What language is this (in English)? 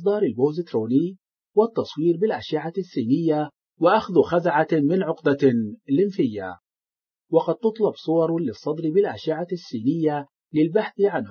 Arabic